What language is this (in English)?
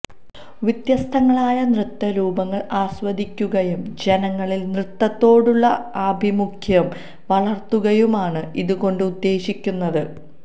Malayalam